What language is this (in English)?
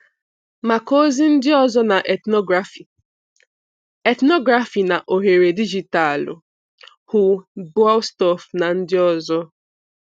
Igbo